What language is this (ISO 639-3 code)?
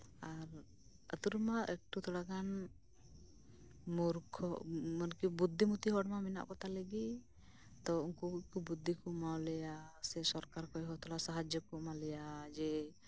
sat